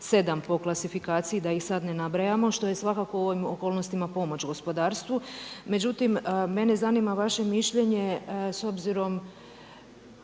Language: Croatian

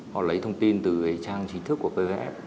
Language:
Vietnamese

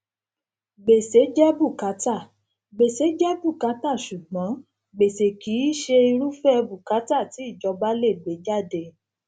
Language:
Yoruba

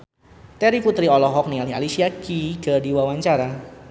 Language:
Sundanese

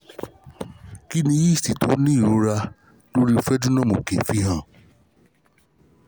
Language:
Yoruba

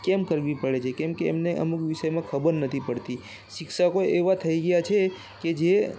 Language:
Gujarati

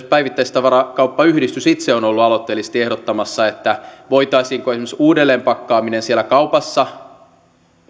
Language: Finnish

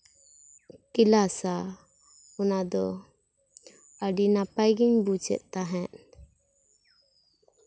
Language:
Santali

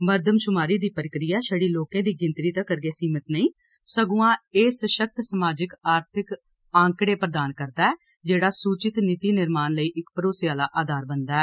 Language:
Dogri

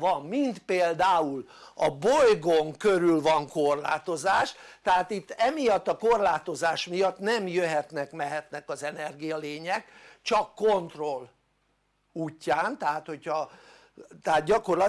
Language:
Hungarian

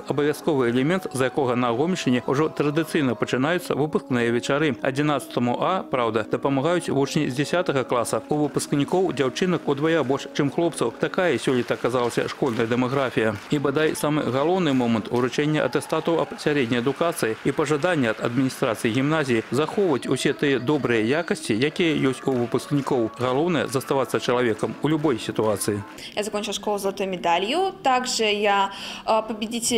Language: Russian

